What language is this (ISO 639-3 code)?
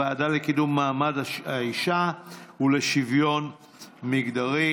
heb